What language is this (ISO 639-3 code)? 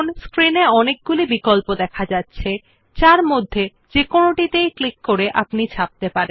ben